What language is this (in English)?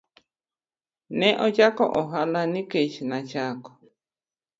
Luo (Kenya and Tanzania)